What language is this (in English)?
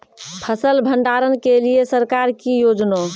Maithili